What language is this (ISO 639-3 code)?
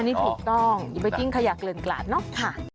tha